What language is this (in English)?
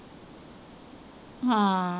Punjabi